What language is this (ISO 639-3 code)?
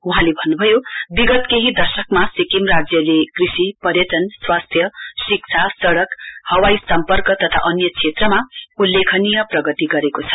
nep